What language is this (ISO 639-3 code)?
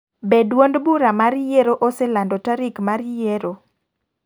luo